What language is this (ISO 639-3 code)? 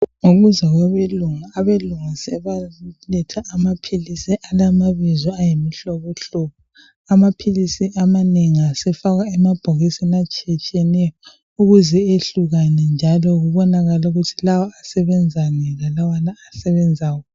nde